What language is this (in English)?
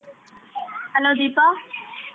Kannada